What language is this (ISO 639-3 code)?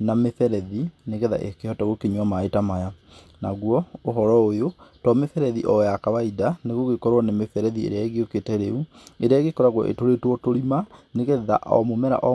kik